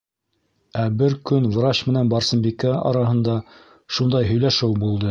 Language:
Bashkir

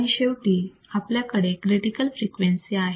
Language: Marathi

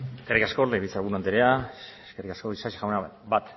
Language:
Basque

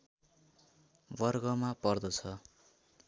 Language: Nepali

